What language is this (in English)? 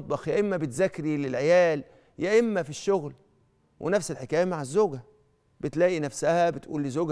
Arabic